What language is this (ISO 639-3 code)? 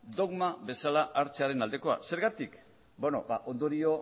eus